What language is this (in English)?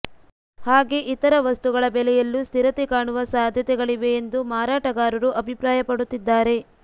Kannada